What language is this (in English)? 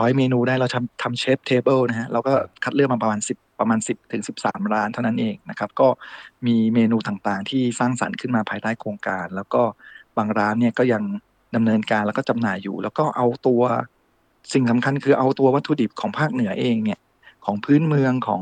Thai